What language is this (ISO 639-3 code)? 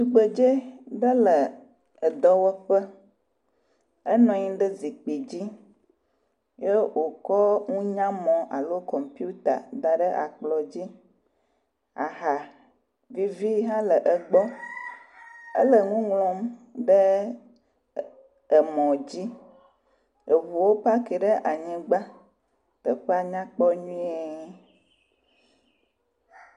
ewe